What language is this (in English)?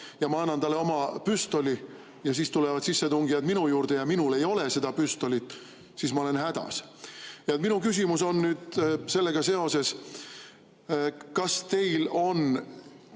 Estonian